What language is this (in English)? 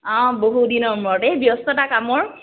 Assamese